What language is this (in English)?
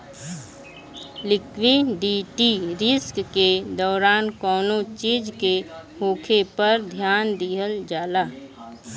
Bhojpuri